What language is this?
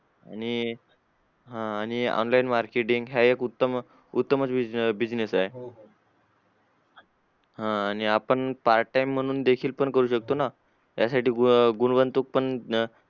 Marathi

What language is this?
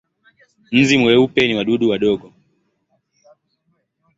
Swahili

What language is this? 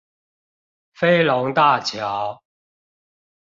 Chinese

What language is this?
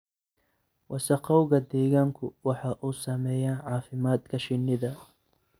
Somali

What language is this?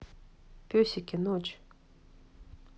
Russian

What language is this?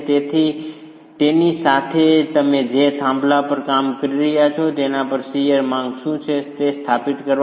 Gujarati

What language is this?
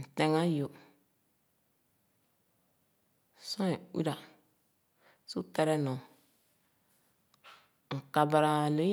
Khana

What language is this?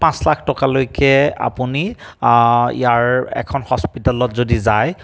Assamese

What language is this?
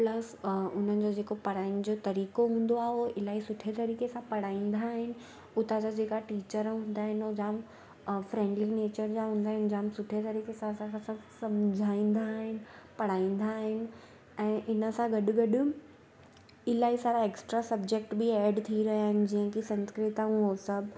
Sindhi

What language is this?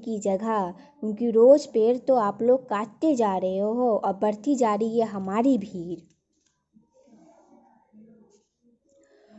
Hindi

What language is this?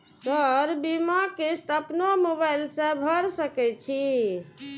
Maithili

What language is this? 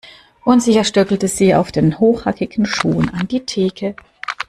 German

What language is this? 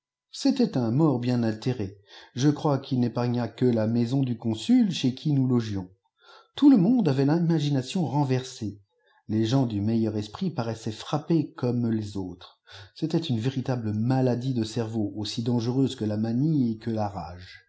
French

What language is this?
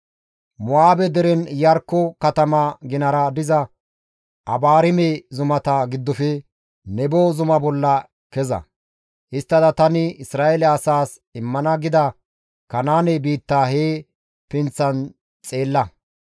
Gamo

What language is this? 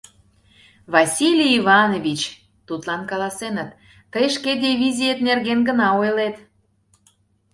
Mari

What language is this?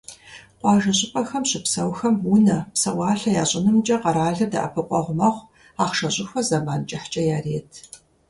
Kabardian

